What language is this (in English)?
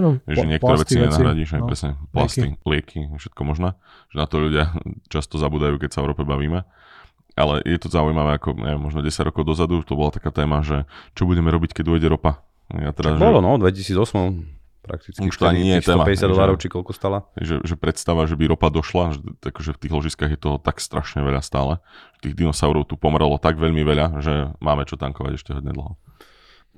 Slovak